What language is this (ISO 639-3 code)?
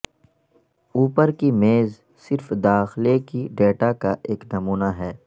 urd